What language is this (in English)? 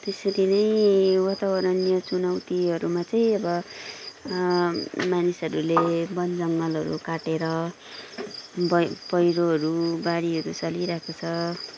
Nepali